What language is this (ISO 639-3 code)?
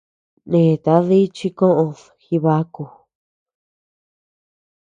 cux